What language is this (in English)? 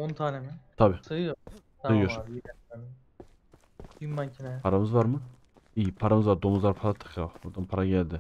Turkish